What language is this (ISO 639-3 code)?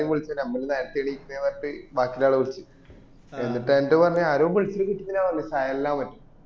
mal